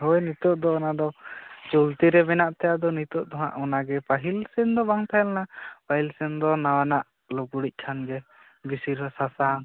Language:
Santali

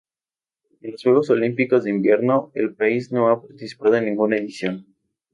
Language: Spanish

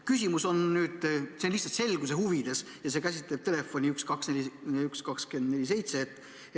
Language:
Estonian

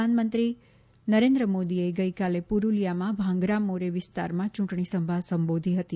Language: Gujarati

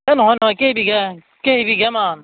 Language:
Assamese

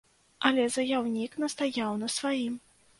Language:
Belarusian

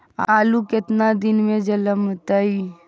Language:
Magahi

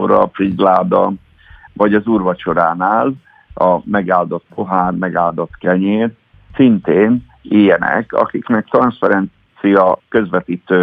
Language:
Hungarian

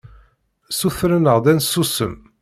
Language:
Kabyle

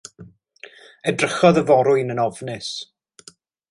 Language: Welsh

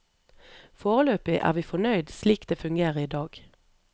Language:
Norwegian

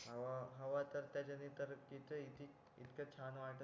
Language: Marathi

